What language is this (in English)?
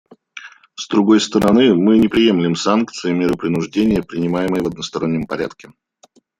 Russian